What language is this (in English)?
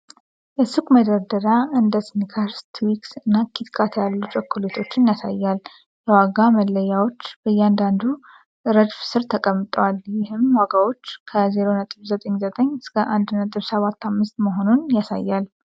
Amharic